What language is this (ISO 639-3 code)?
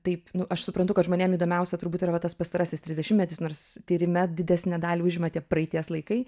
lit